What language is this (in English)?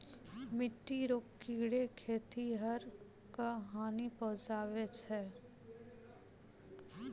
Maithili